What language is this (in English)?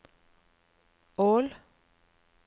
Norwegian